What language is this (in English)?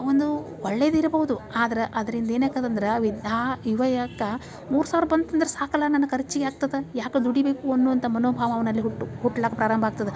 Kannada